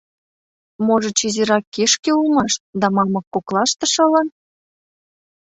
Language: Mari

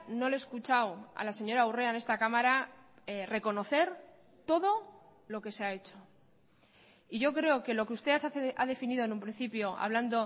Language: Spanish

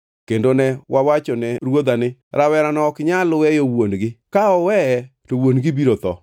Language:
Luo (Kenya and Tanzania)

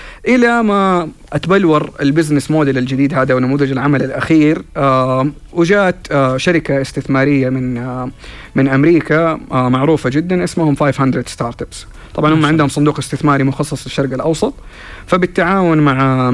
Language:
Arabic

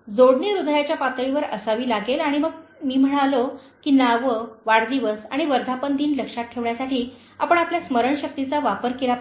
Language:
Marathi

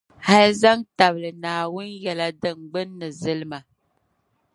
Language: Dagbani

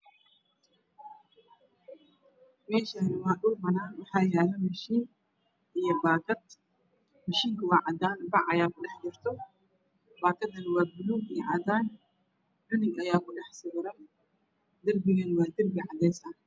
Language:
Somali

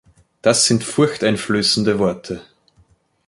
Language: German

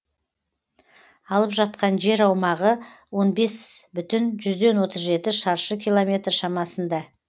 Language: Kazakh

